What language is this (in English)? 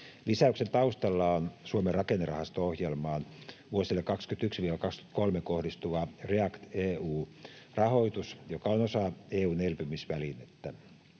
Finnish